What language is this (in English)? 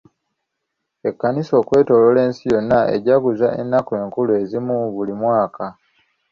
Ganda